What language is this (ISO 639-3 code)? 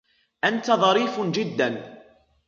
ara